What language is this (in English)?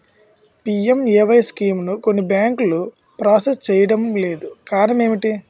Telugu